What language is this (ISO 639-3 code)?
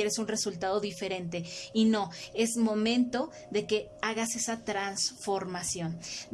spa